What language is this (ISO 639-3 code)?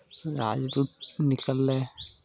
mai